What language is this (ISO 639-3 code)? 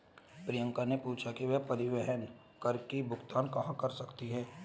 hin